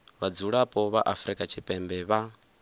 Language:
Venda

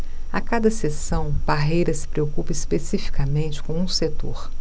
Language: Portuguese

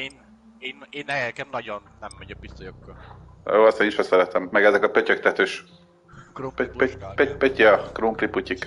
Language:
Hungarian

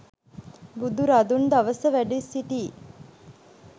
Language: Sinhala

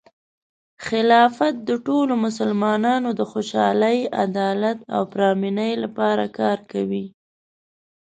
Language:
Pashto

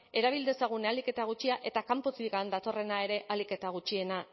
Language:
Basque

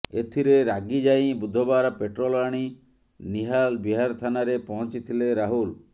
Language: Odia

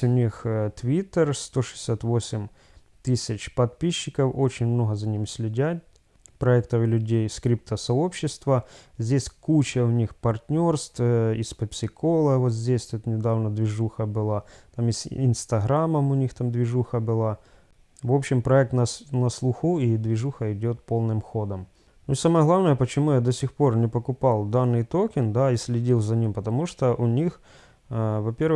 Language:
Russian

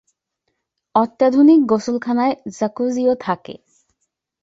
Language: Bangla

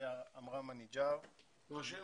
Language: Hebrew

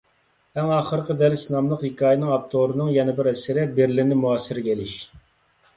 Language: Uyghur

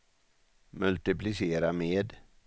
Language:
Swedish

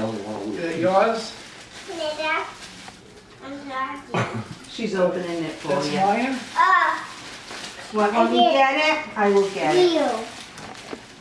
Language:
English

